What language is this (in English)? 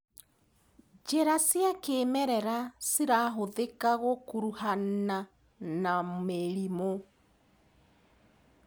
Kikuyu